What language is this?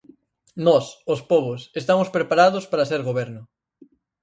Galician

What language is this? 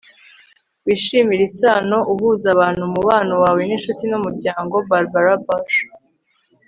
Kinyarwanda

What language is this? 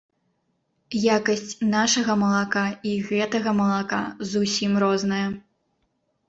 Belarusian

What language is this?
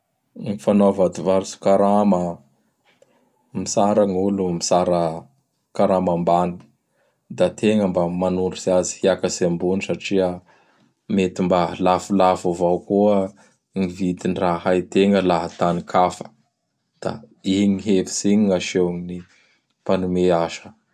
Bara Malagasy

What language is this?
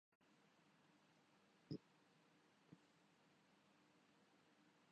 Urdu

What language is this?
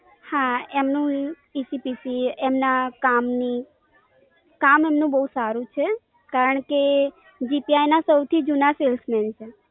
Gujarati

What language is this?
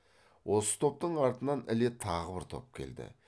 Kazakh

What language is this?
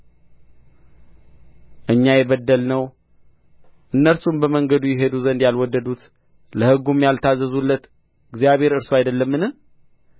Amharic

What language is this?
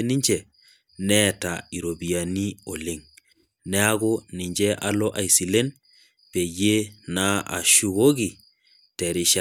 Masai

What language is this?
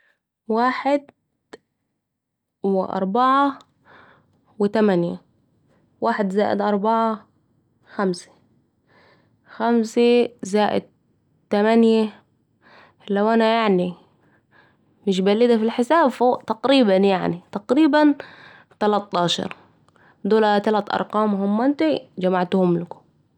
Saidi Arabic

